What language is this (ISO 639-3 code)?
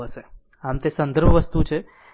guj